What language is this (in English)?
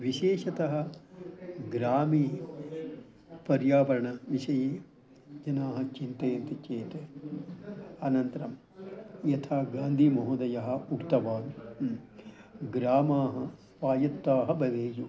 Sanskrit